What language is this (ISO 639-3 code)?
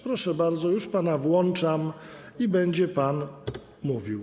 pol